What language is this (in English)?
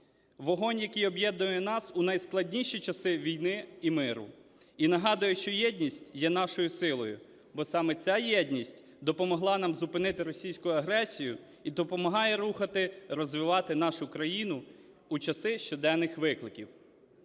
Ukrainian